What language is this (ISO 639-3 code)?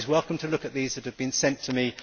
eng